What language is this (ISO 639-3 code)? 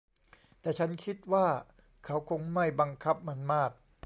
tha